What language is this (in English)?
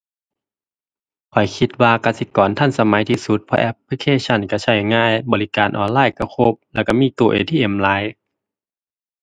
Thai